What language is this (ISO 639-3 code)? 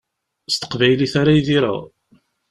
kab